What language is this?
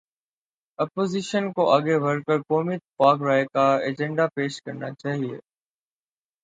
Urdu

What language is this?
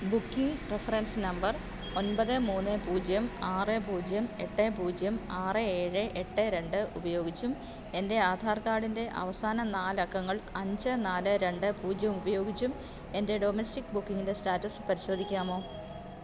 Malayalam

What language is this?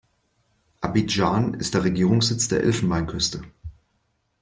German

